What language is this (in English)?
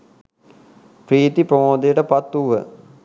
Sinhala